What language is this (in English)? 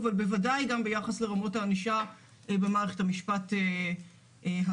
Hebrew